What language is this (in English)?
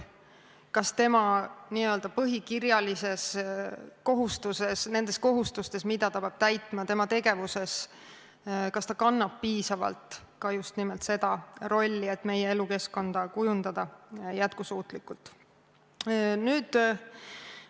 Estonian